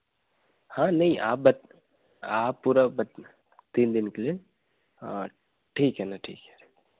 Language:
Hindi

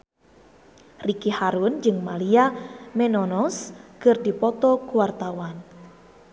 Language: Sundanese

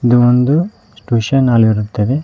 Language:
Kannada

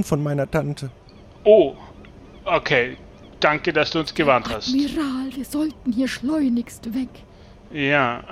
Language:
German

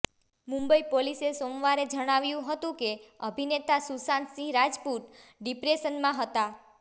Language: Gujarati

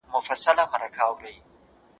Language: Pashto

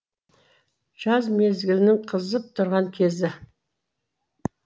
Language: Kazakh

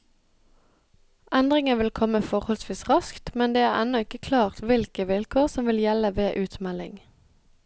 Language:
Norwegian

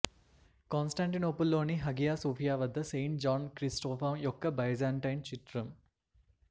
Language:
Telugu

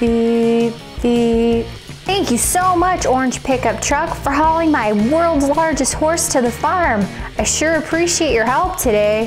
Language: English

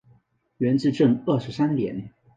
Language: Chinese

